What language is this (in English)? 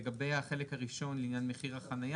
Hebrew